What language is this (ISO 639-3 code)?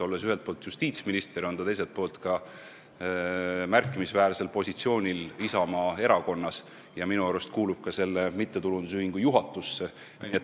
est